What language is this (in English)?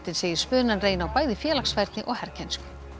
Icelandic